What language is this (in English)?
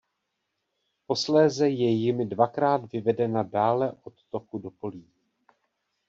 Czech